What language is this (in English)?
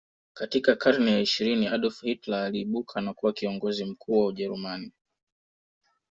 Swahili